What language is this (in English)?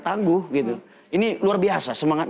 Indonesian